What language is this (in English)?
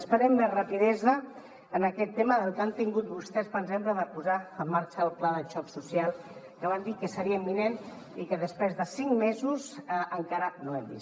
Catalan